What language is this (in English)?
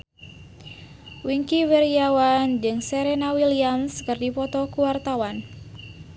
Sundanese